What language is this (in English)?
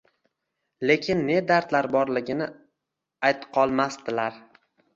Uzbek